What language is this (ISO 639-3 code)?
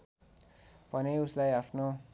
nep